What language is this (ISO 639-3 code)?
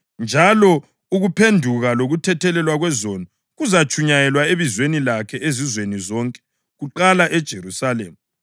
nde